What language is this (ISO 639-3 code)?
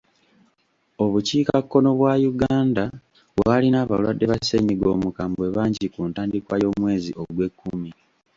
lug